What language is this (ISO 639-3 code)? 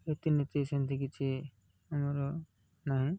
ori